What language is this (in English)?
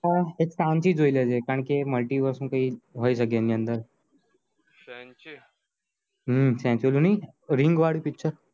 Gujarati